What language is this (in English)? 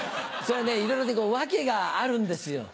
Japanese